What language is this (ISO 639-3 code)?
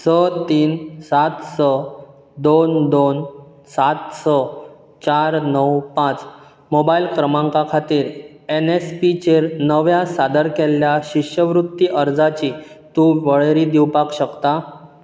kok